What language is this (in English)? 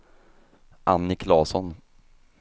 Swedish